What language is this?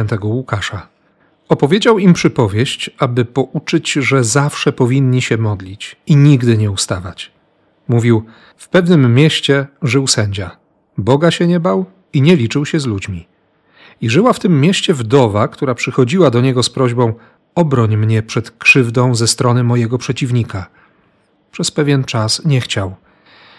Polish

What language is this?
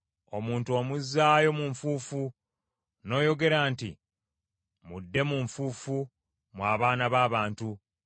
Ganda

